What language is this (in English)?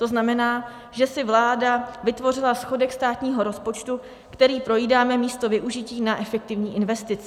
Czech